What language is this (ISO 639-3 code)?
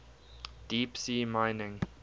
eng